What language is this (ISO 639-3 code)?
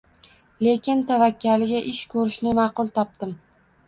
uzb